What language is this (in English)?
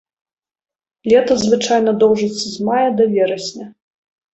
Belarusian